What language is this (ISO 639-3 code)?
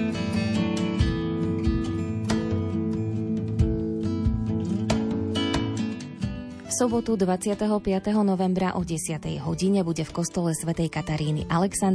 slk